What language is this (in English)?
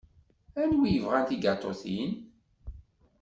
Kabyle